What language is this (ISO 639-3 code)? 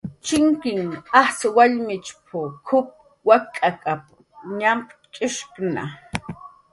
jqr